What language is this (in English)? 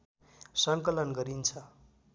Nepali